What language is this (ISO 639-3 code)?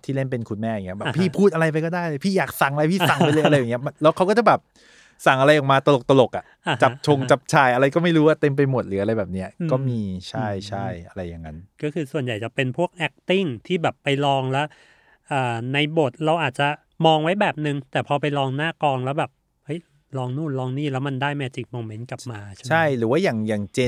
tha